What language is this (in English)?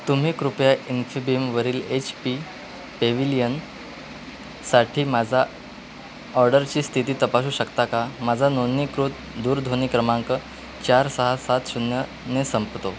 Marathi